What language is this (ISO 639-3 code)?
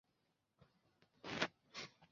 zho